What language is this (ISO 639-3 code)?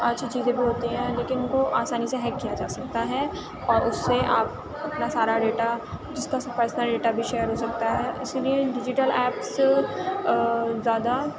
urd